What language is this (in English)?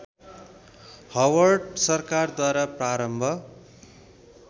Nepali